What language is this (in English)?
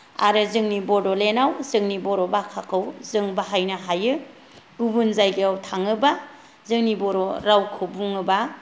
Bodo